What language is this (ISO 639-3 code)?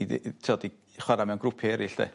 cym